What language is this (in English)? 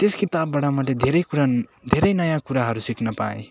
Nepali